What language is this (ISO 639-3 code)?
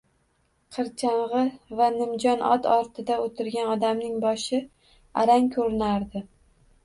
uzb